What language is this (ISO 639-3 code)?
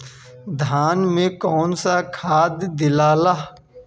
bho